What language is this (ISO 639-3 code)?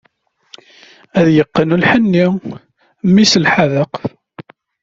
kab